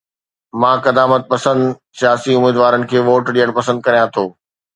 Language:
Sindhi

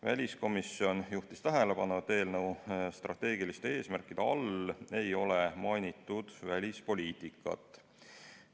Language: Estonian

